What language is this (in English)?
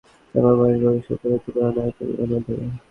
Bangla